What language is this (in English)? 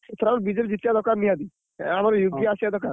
Odia